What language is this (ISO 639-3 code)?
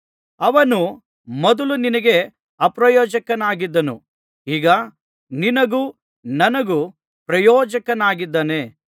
kan